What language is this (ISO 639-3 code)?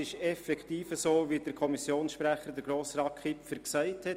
gsw